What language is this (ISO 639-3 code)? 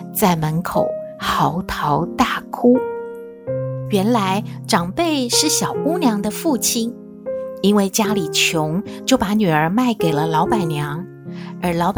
zho